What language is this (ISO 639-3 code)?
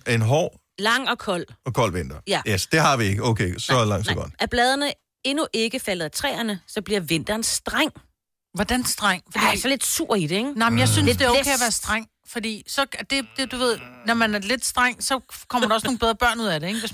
dan